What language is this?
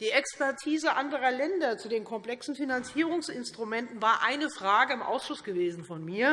German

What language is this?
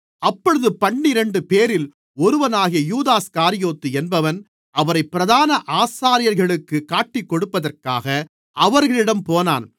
Tamil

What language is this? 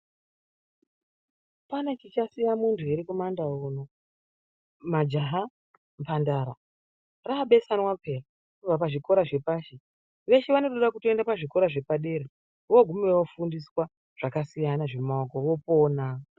Ndau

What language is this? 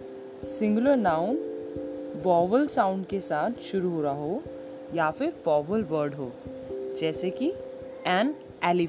Hindi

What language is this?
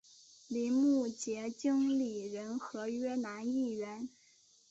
Chinese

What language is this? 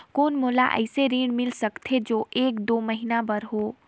Chhattisgarhi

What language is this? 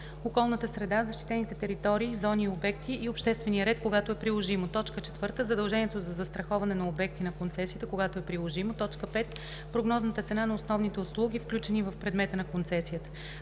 Bulgarian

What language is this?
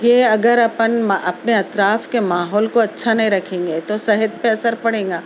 Urdu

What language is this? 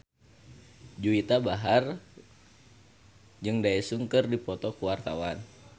Sundanese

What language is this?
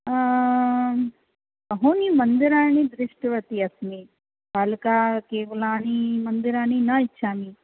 Sanskrit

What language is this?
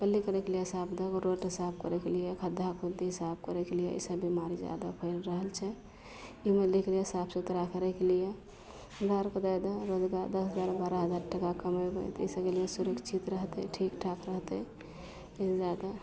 Maithili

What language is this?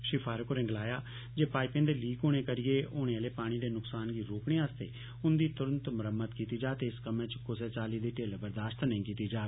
Dogri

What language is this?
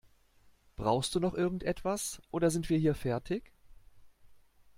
German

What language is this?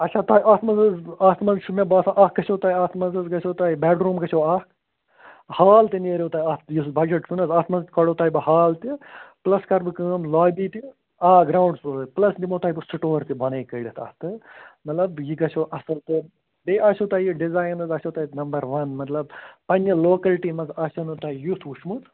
Kashmiri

